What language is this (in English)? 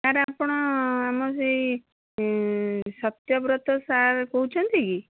Odia